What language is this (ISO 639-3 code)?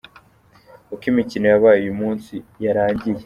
kin